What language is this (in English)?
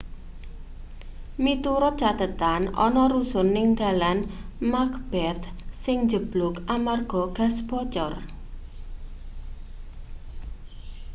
Javanese